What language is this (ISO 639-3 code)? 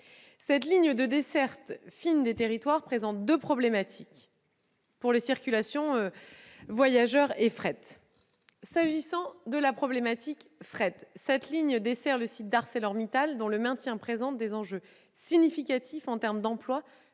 fra